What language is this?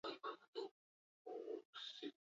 Basque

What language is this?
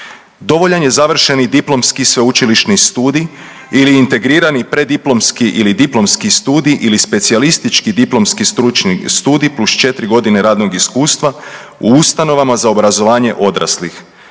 Croatian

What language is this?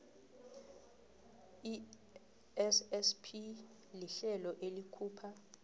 South Ndebele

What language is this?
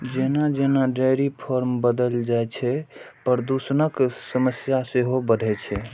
Maithili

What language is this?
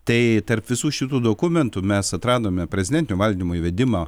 Lithuanian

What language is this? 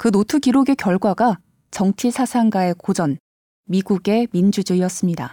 Korean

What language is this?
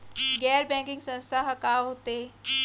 Chhattisgarhi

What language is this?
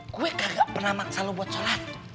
Indonesian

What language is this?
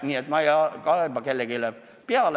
Estonian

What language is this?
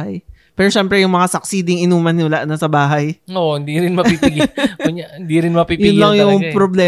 Filipino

